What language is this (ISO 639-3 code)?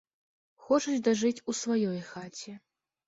bel